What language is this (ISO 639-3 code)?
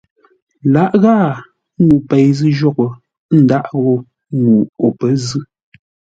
nla